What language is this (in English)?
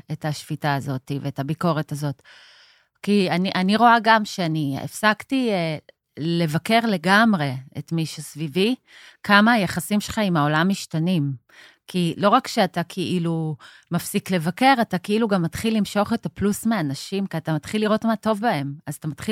Hebrew